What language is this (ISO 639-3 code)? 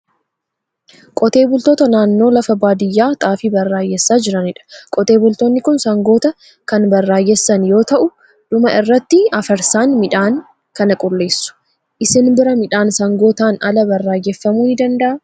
orm